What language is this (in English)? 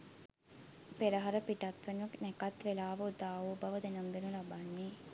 Sinhala